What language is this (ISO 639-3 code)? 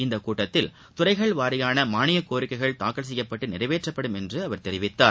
tam